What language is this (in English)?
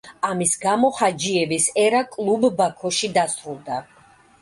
Georgian